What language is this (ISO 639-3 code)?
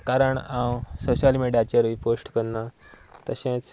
kok